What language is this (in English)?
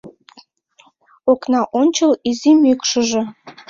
Mari